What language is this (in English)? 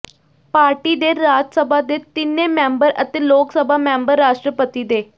Punjabi